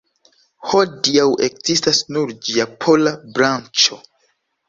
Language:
Esperanto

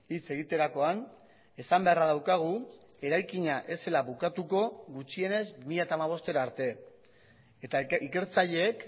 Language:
Basque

